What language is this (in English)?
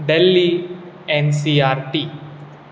Konkani